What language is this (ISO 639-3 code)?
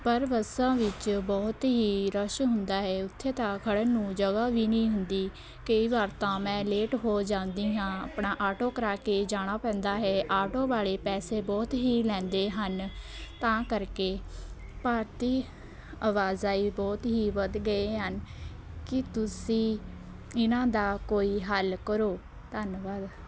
pan